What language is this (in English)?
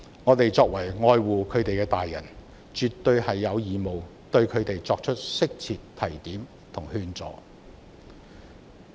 Cantonese